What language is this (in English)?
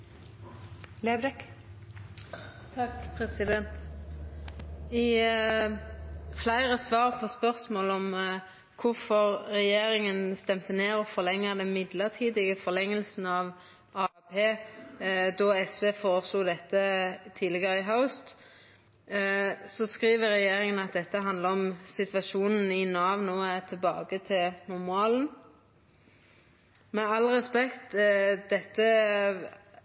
Norwegian